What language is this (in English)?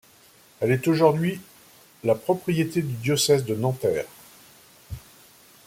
French